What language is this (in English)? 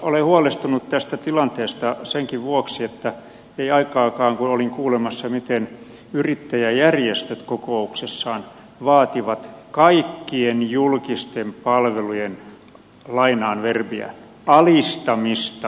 Finnish